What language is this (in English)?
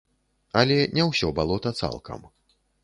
Belarusian